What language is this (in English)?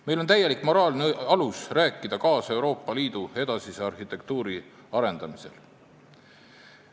Estonian